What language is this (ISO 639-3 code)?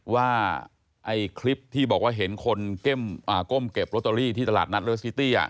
tha